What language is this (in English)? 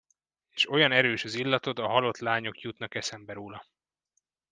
Hungarian